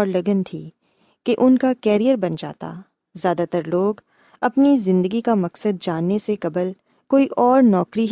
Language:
Urdu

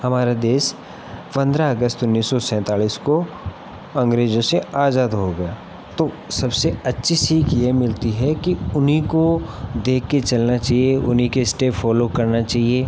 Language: Hindi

